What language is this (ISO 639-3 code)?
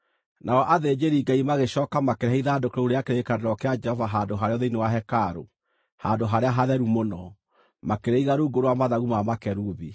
kik